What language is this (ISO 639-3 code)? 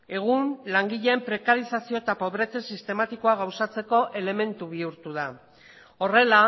eus